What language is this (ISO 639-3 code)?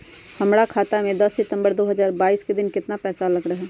mag